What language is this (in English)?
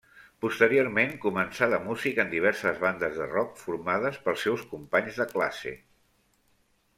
Catalan